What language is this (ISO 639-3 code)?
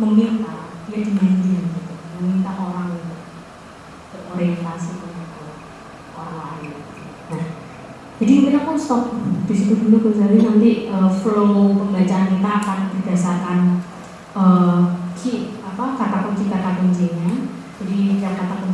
ind